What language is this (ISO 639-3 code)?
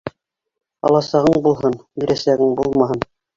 bak